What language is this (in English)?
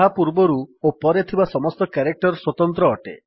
Odia